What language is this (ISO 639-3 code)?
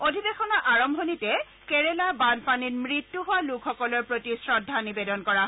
asm